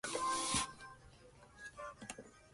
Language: Spanish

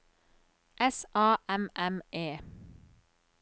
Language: Norwegian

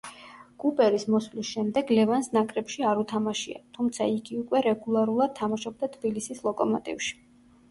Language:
Georgian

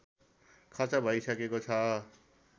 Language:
Nepali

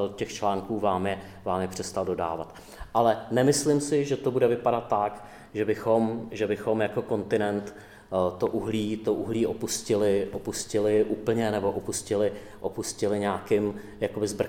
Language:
Czech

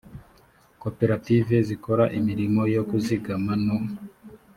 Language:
Kinyarwanda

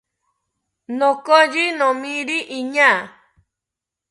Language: South Ucayali Ashéninka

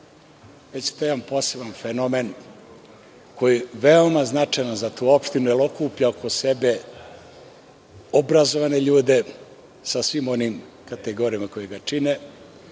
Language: Serbian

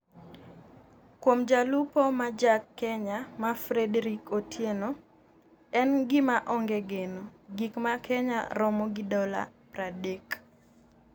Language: Luo (Kenya and Tanzania)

